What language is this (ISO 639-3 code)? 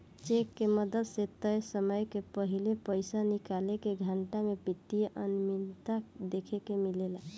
bho